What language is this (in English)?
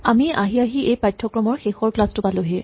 Assamese